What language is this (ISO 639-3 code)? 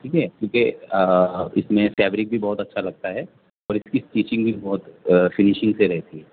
urd